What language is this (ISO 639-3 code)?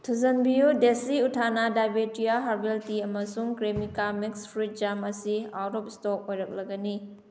mni